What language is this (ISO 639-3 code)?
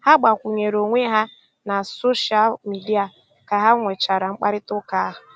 ibo